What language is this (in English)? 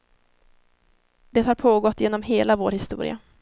Swedish